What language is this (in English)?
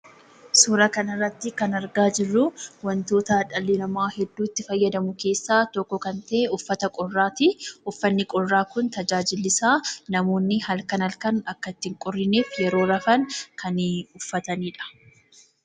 Oromo